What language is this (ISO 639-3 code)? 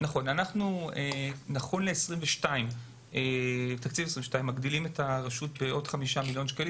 heb